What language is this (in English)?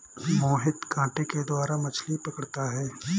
Hindi